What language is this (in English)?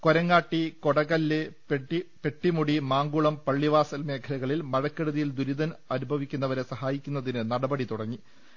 Malayalam